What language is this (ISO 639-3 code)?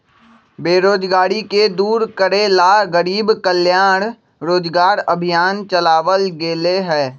mag